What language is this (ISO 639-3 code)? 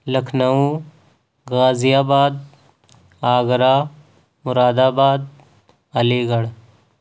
urd